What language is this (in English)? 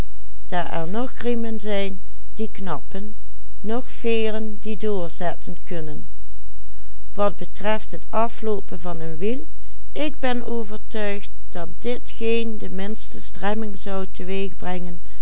Dutch